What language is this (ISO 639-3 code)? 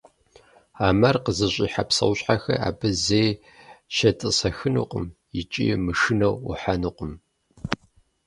kbd